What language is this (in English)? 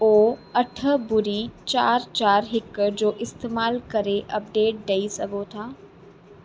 Sindhi